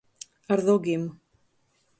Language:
Latgalian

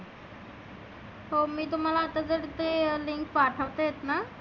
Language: Marathi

